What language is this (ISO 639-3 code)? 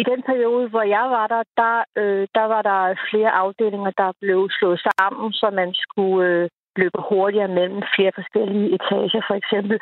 dan